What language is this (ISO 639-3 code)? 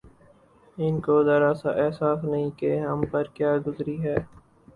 urd